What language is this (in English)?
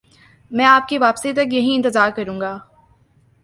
Urdu